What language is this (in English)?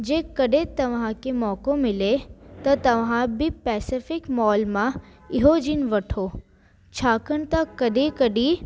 Sindhi